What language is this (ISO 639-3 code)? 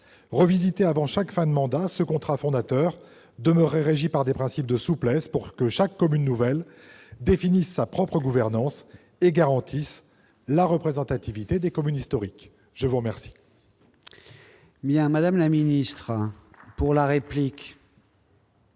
fra